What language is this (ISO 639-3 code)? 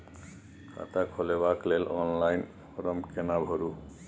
mai